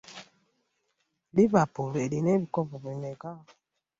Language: Ganda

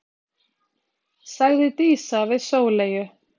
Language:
Icelandic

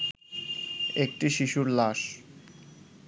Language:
Bangla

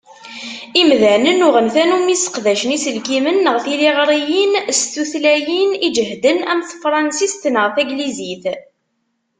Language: Kabyle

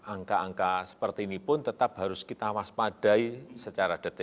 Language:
Indonesian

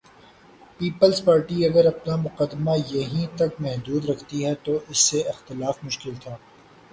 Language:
Urdu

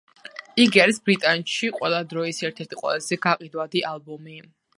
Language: Georgian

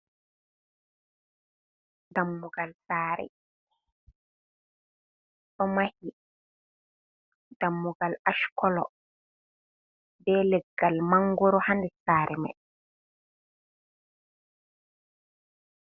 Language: Fula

